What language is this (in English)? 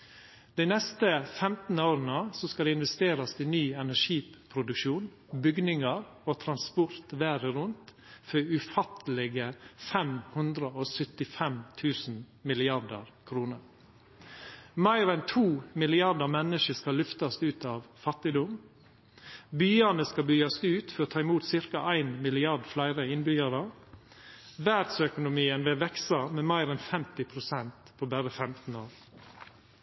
Norwegian Nynorsk